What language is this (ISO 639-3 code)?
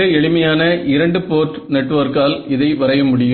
tam